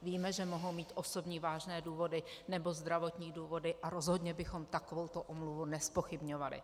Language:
Czech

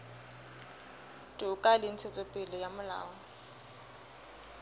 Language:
Southern Sotho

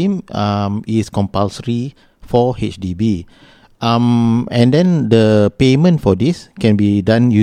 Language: Malay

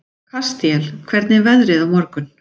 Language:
Icelandic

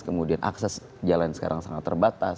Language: Indonesian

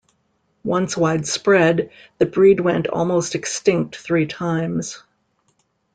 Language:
English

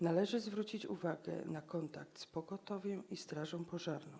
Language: Polish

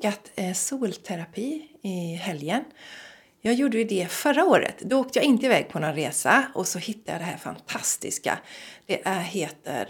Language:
Swedish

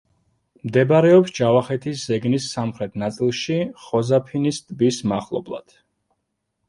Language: Georgian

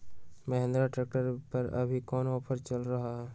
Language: Magahi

